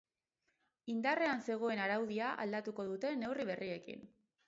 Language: Basque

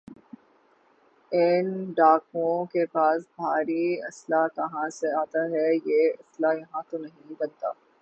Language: Urdu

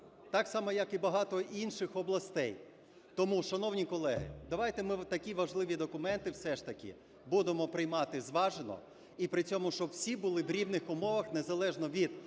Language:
Ukrainian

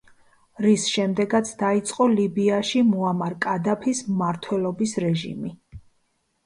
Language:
Georgian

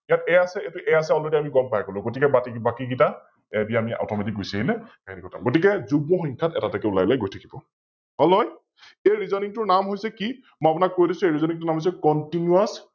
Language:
Assamese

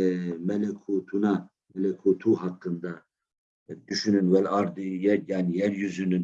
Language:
Turkish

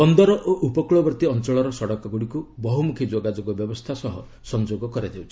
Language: Odia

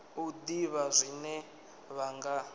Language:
Venda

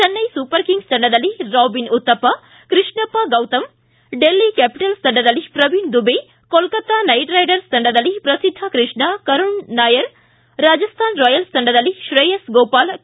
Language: Kannada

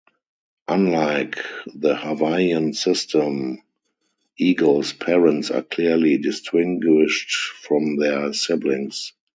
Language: English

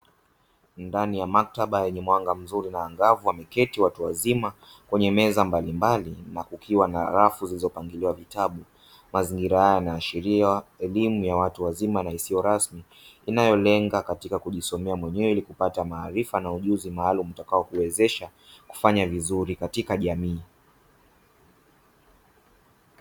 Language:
Swahili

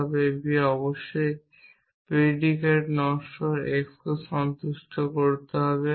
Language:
Bangla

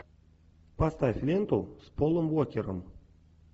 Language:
Russian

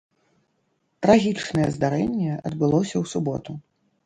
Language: Belarusian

